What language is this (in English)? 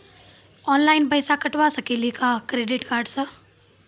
Maithili